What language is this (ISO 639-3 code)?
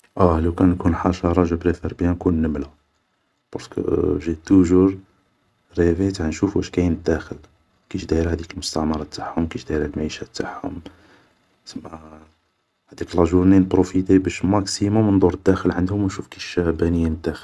arq